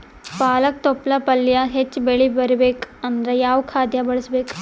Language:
Kannada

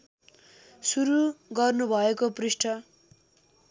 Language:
Nepali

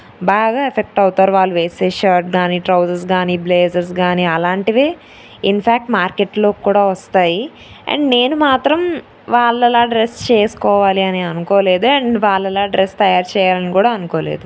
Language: Telugu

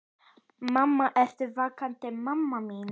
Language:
Icelandic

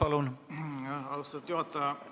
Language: Estonian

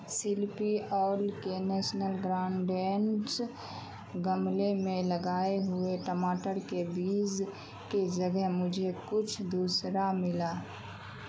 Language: Urdu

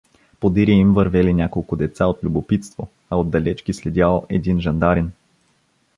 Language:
Bulgarian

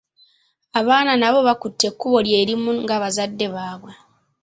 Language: Ganda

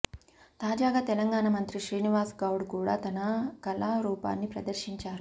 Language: Telugu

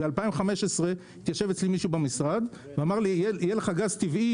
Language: Hebrew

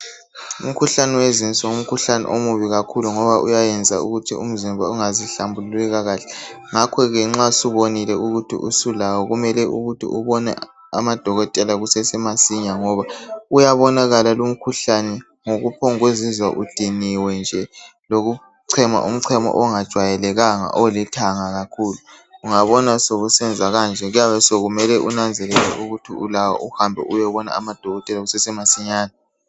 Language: North Ndebele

